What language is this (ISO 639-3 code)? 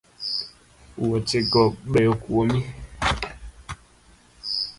luo